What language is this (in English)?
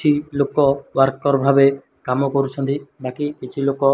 Odia